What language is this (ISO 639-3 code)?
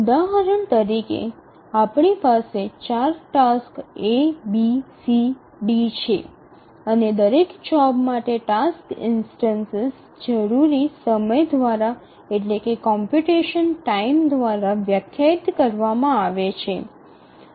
guj